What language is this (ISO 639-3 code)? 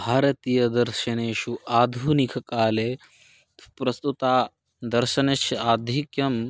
san